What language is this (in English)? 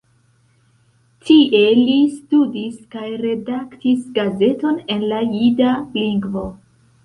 Esperanto